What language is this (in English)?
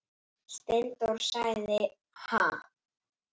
Icelandic